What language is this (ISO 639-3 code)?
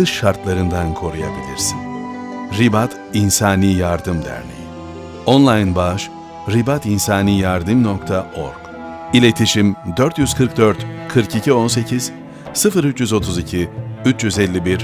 tur